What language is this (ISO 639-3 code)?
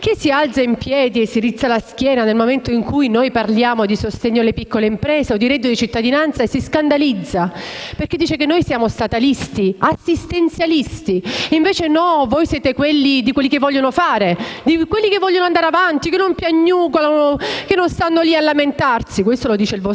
ita